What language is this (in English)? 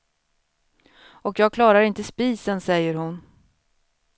Swedish